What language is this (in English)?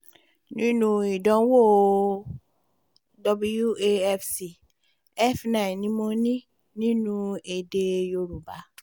Yoruba